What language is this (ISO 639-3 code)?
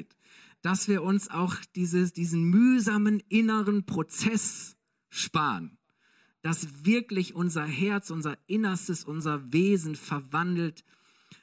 deu